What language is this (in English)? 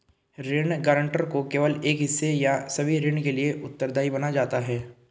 Hindi